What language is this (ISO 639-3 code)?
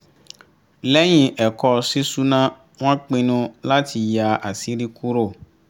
yor